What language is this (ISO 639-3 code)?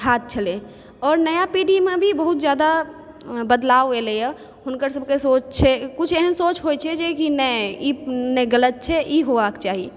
mai